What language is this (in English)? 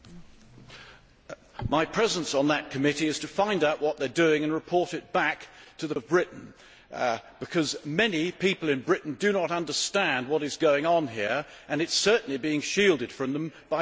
English